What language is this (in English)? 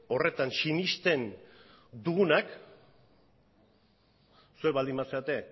Basque